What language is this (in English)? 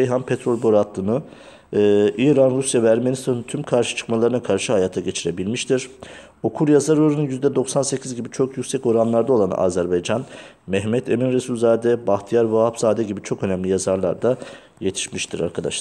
Turkish